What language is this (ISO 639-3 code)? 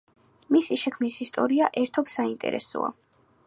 kat